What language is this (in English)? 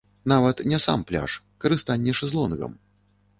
Belarusian